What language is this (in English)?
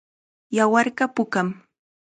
Chiquián Ancash Quechua